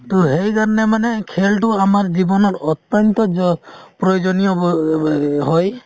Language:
Assamese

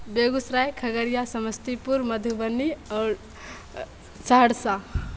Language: Maithili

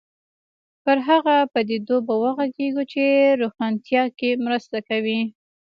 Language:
Pashto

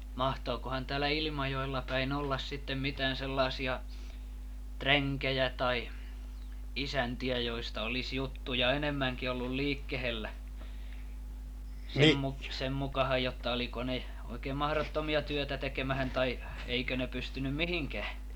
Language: Finnish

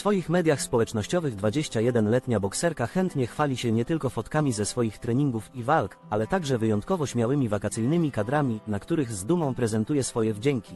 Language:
Polish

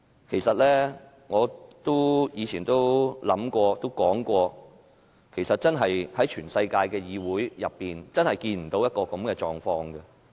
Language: Cantonese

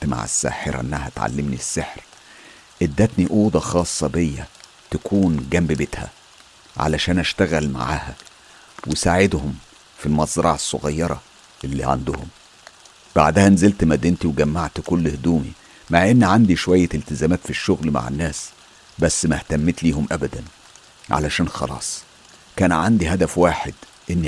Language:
Arabic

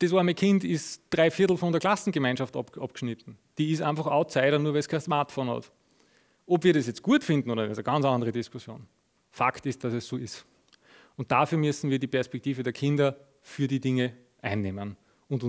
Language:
German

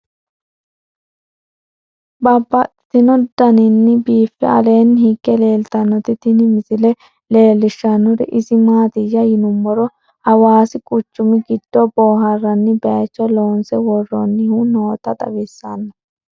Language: Sidamo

